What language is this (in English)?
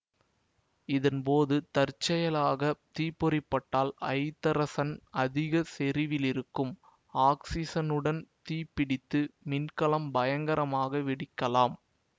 Tamil